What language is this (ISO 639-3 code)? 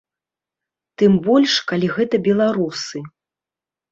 bel